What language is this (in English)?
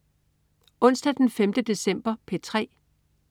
Danish